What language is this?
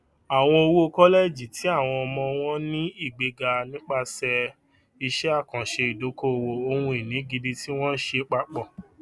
Yoruba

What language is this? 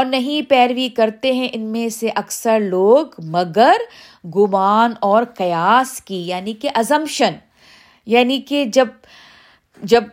Urdu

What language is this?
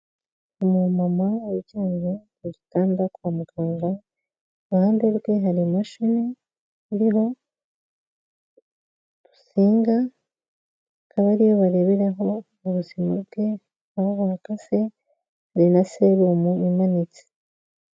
Kinyarwanda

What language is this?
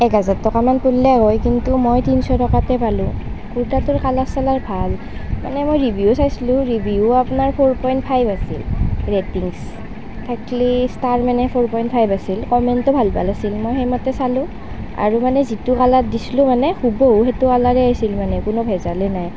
Assamese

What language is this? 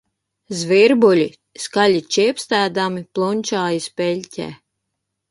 Latvian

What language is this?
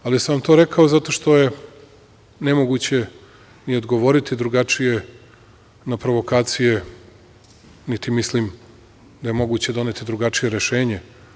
Serbian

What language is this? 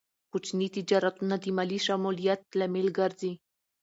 Pashto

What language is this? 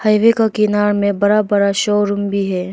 Hindi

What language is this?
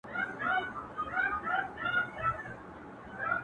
Pashto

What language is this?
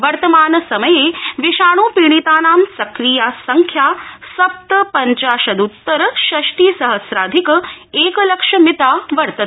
Sanskrit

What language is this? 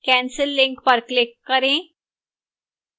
Hindi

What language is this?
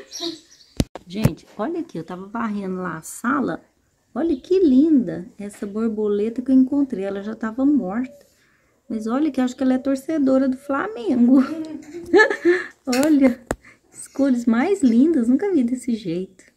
Portuguese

